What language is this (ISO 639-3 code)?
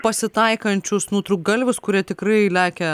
lit